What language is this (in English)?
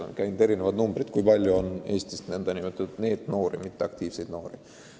Estonian